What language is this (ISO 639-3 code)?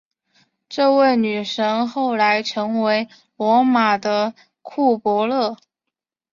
zho